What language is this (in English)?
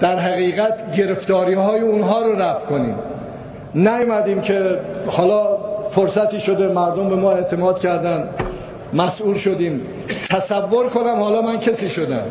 Persian